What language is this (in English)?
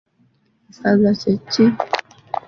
Ganda